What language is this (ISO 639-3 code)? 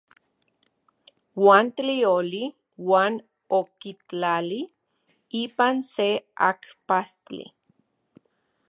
ncx